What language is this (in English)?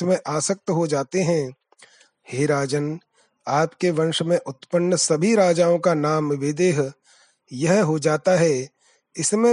Hindi